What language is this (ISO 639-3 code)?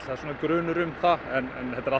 isl